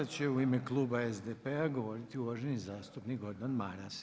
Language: Croatian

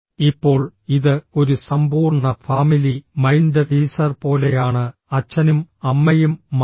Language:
Malayalam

